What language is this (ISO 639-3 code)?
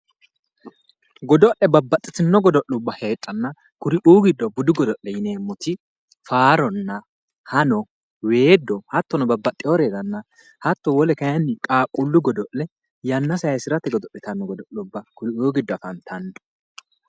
sid